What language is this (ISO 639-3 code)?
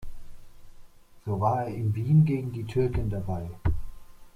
deu